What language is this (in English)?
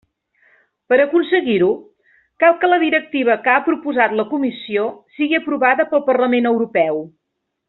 Catalan